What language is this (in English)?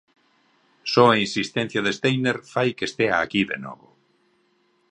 Galician